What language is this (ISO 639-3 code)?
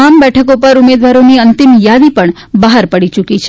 guj